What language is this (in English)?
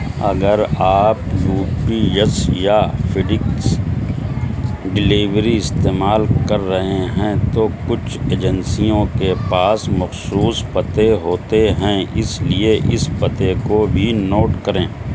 Urdu